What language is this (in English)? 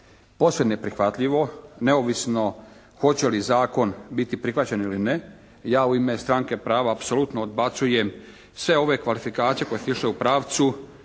Croatian